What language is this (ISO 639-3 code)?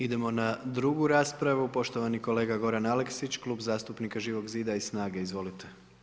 hrv